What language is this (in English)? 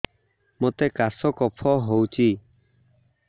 Odia